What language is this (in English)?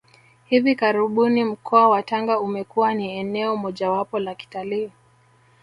Swahili